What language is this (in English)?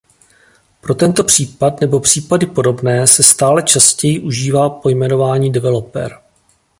Czech